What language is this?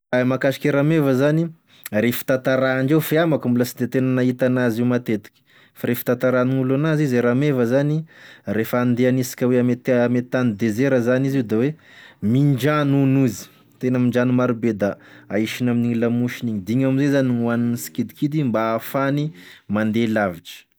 Tesaka Malagasy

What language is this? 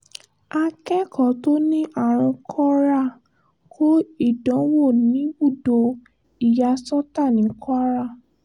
Yoruba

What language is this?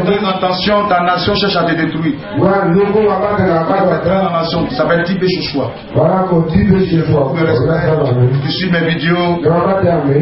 French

